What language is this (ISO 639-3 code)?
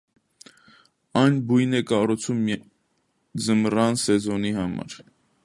hye